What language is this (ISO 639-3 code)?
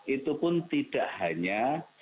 ind